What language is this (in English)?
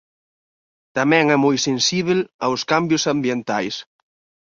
Galician